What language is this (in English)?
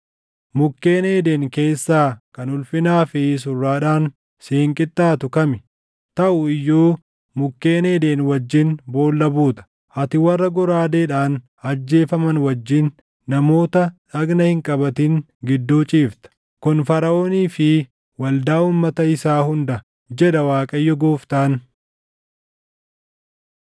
Oromo